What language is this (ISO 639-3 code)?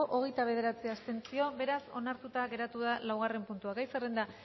eus